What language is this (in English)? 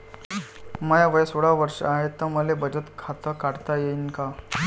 Marathi